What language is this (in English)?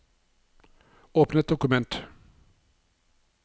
Norwegian